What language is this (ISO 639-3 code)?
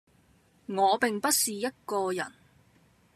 yue